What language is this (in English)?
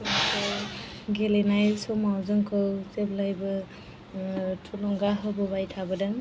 Bodo